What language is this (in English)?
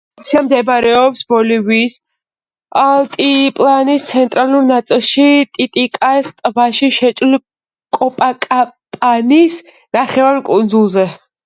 Georgian